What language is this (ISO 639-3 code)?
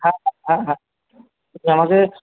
ben